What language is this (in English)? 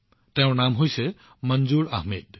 Assamese